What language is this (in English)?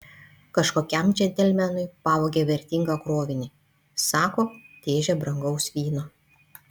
Lithuanian